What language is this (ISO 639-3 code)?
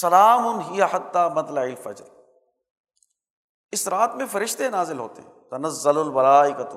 urd